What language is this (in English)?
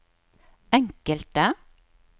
Norwegian